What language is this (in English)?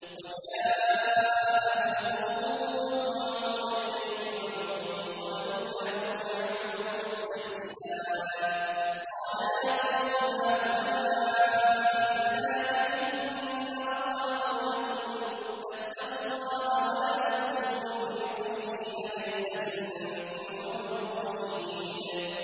Arabic